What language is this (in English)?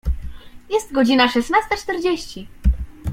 Polish